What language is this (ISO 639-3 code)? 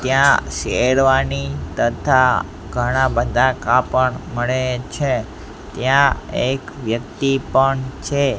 guj